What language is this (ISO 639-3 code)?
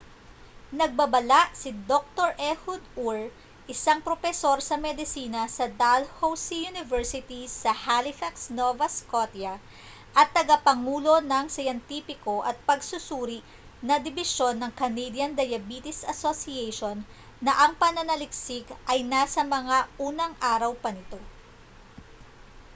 fil